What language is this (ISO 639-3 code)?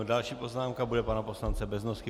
ces